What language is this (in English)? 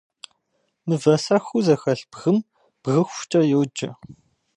Kabardian